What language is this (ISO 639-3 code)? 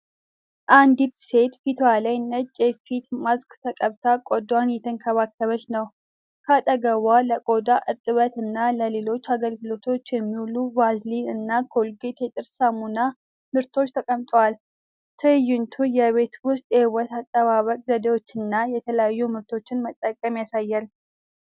amh